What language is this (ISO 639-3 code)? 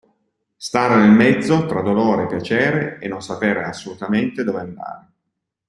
ita